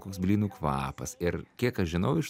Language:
Lithuanian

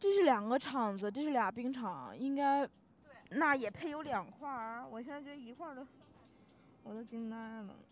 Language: Chinese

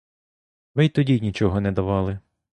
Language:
Ukrainian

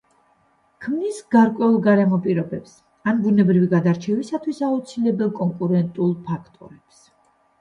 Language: Georgian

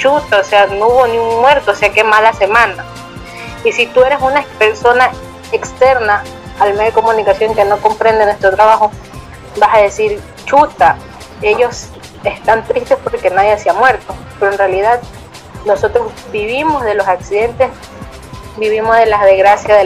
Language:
Spanish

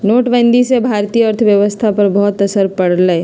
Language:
Magahi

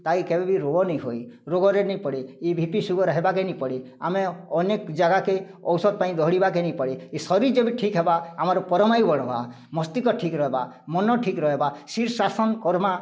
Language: Odia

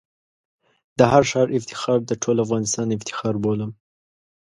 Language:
Pashto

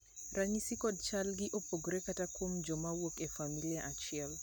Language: Luo (Kenya and Tanzania)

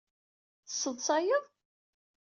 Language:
Kabyle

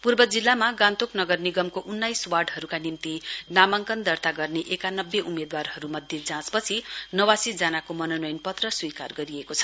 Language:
Nepali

